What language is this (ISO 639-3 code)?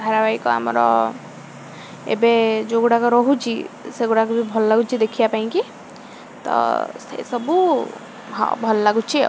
ori